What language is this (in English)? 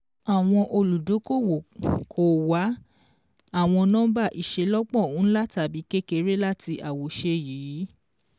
Yoruba